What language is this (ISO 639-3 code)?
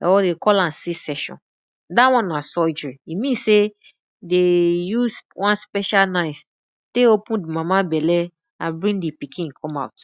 pcm